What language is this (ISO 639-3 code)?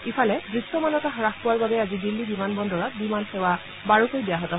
asm